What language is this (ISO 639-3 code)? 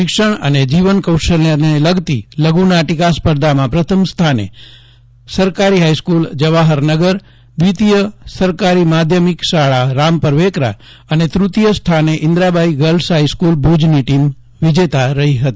guj